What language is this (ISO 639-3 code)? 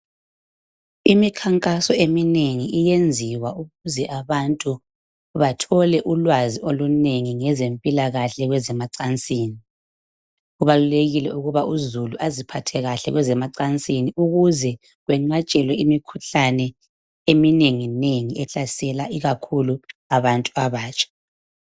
nde